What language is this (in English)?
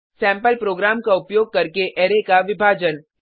Hindi